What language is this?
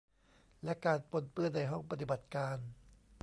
Thai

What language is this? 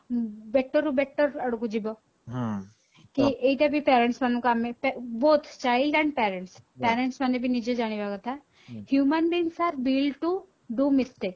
Odia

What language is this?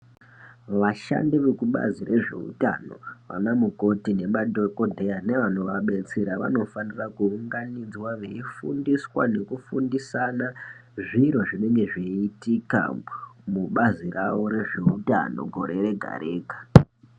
Ndau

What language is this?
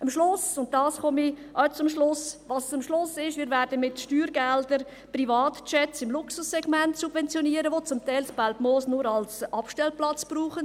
Swiss German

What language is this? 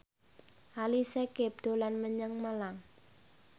Javanese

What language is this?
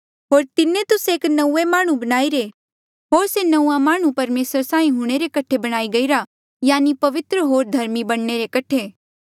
Mandeali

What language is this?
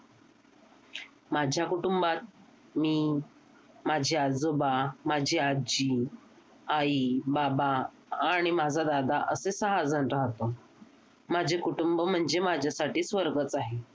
Marathi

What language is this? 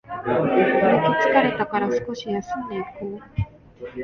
Japanese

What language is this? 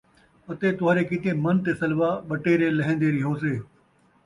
Saraiki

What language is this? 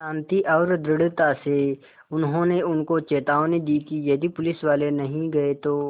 Hindi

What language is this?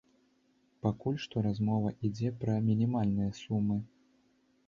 Belarusian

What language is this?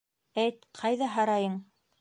Bashkir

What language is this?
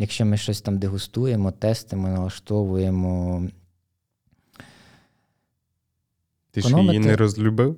Ukrainian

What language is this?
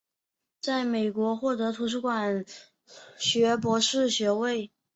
Chinese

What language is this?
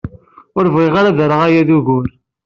Kabyle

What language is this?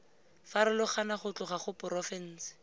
Tswana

